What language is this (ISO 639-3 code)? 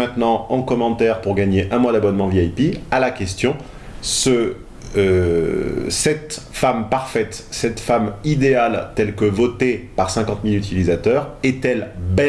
fra